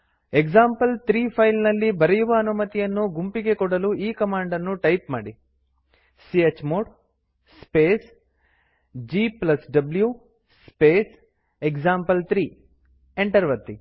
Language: Kannada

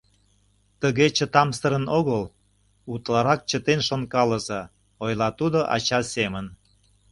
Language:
Mari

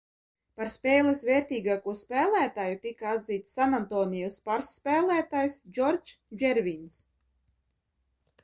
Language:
Latvian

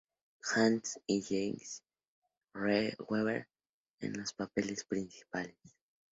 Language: Spanish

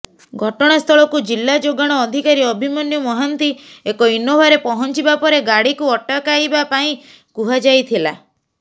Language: Odia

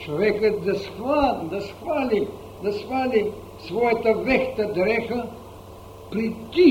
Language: Bulgarian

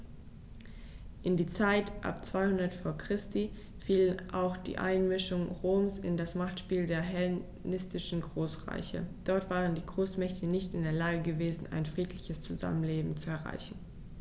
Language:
German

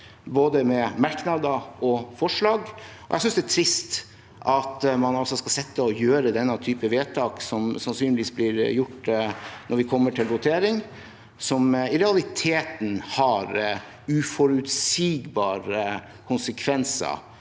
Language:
Norwegian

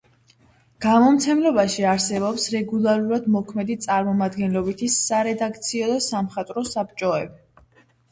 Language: Georgian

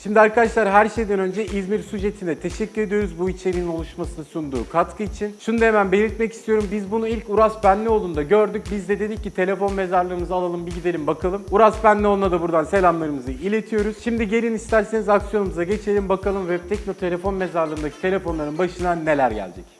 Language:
Turkish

